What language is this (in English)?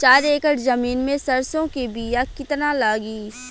Bhojpuri